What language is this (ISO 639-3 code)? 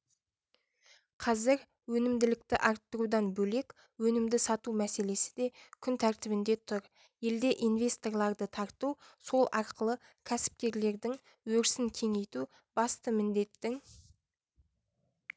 kaz